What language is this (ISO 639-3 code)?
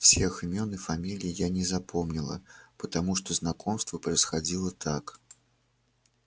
rus